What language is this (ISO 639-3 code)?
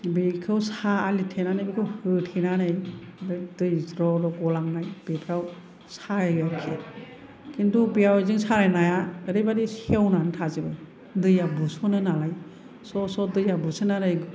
brx